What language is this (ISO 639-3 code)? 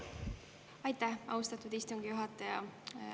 est